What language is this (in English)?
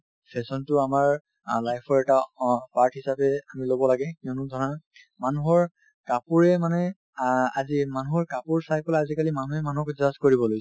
Assamese